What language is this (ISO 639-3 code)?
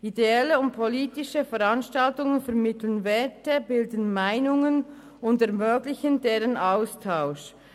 gsw